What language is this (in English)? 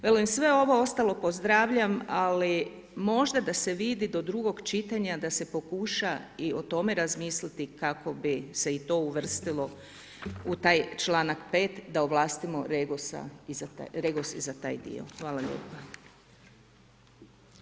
Croatian